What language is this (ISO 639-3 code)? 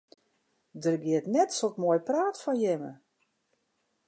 fry